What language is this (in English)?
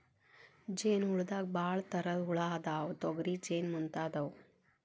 Kannada